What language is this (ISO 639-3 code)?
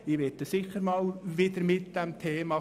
gsw